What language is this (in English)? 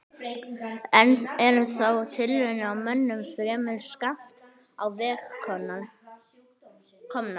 Icelandic